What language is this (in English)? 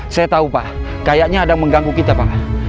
Indonesian